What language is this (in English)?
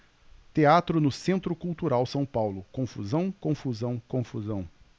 Portuguese